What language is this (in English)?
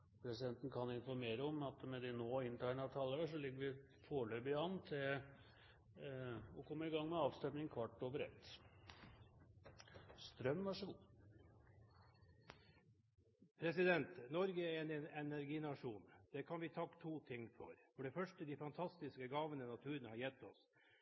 Norwegian